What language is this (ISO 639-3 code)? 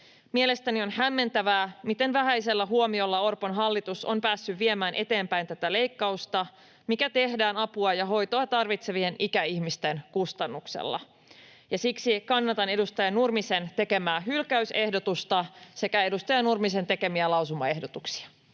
fin